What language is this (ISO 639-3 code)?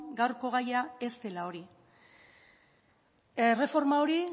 eus